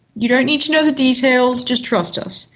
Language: English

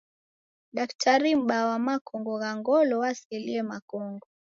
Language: Taita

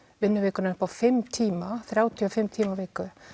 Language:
Icelandic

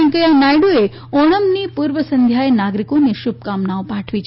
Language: Gujarati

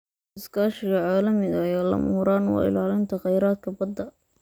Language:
Somali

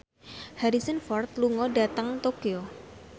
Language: Javanese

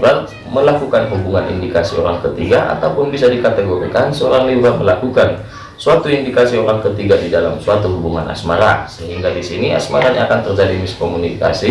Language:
Indonesian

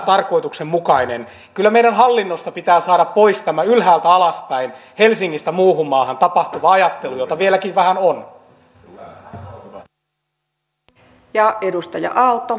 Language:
Finnish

